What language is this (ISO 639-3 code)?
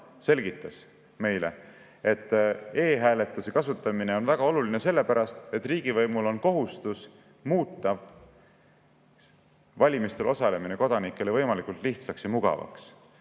est